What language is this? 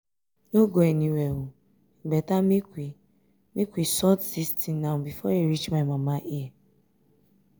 Nigerian Pidgin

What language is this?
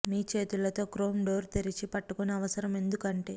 Telugu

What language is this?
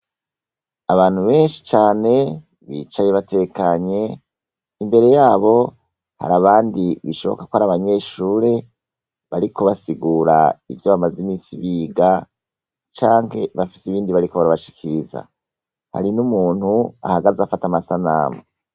Rundi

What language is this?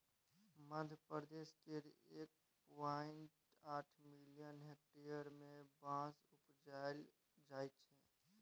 Maithili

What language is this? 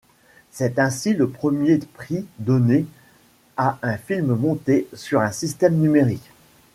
French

